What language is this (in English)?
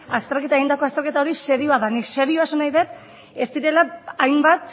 Basque